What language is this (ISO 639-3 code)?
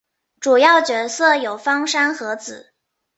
zho